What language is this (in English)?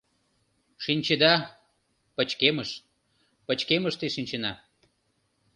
Mari